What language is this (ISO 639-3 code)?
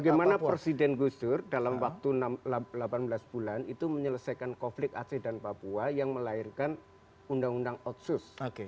ind